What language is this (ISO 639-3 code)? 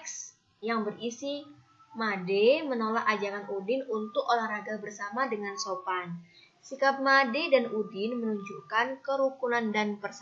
ind